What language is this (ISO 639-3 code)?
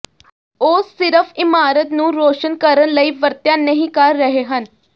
pan